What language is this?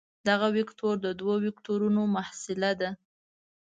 Pashto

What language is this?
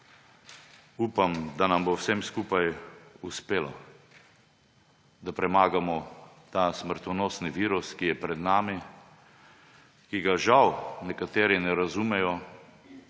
Slovenian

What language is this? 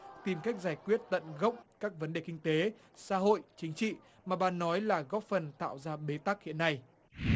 Vietnamese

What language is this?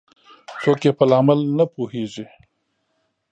Pashto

